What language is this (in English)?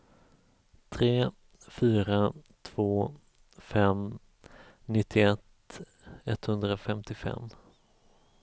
Swedish